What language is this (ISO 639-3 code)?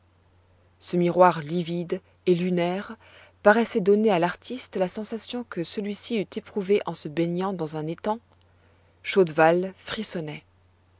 fra